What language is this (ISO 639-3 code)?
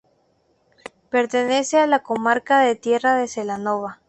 spa